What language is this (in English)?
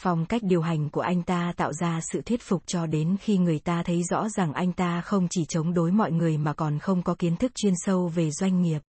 Vietnamese